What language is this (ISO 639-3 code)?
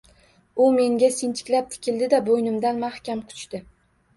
uzb